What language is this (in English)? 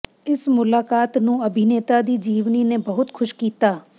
Punjabi